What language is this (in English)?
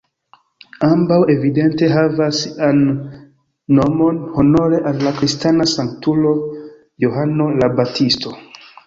Esperanto